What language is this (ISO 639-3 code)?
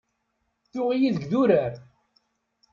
kab